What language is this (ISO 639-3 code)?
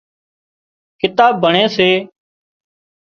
kxp